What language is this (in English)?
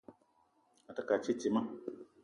Eton (Cameroon)